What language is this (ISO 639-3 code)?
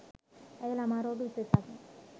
sin